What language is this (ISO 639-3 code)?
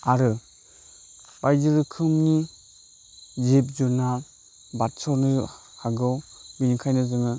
brx